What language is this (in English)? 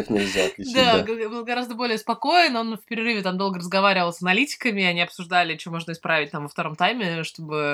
Russian